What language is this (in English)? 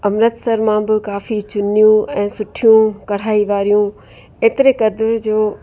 Sindhi